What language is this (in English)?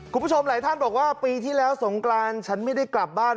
Thai